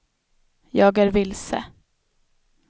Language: Swedish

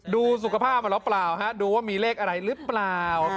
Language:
Thai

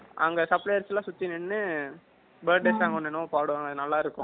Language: Tamil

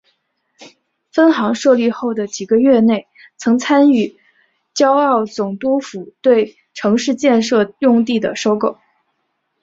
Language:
Chinese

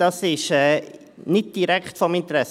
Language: Swiss German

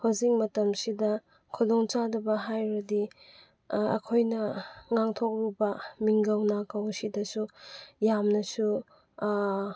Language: Manipuri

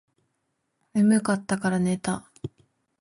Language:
Japanese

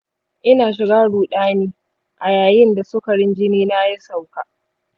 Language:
Hausa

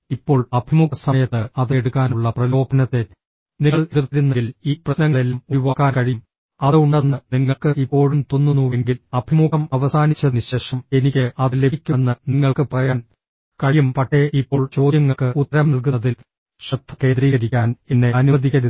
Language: Malayalam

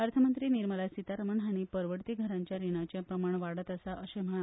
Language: Konkani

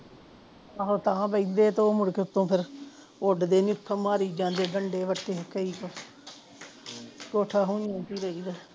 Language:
Punjabi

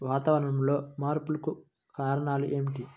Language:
Telugu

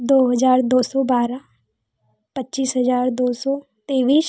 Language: Hindi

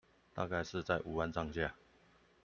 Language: Chinese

